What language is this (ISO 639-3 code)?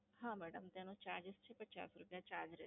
guj